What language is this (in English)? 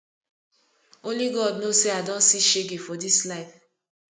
Nigerian Pidgin